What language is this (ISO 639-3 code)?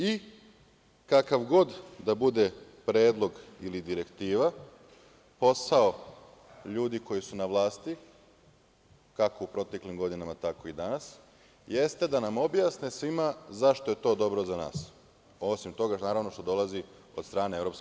srp